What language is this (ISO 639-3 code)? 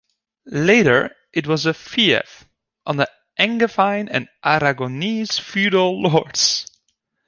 eng